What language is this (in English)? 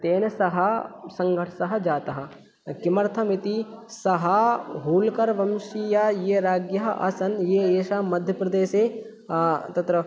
Sanskrit